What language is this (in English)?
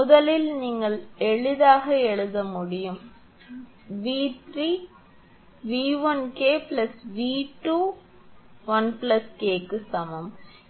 Tamil